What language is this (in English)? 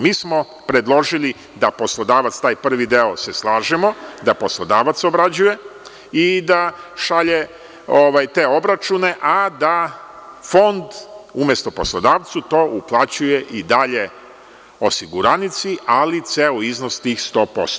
Serbian